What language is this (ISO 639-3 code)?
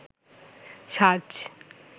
ben